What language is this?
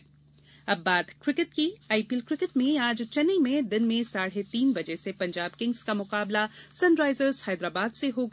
Hindi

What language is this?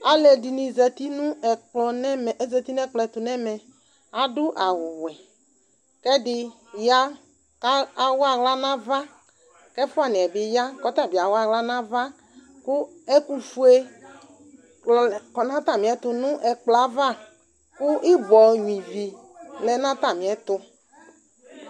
Ikposo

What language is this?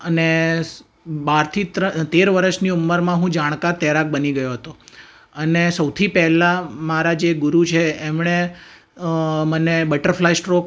Gujarati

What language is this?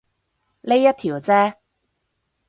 Cantonese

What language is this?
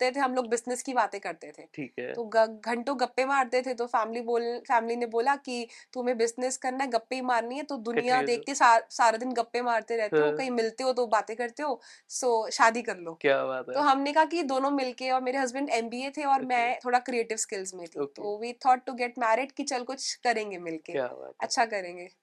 Punjabi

